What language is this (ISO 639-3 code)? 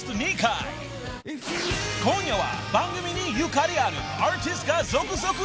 jpn